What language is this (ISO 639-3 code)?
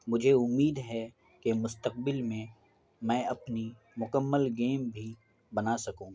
urd